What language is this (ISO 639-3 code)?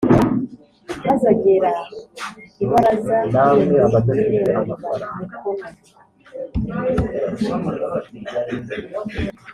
kin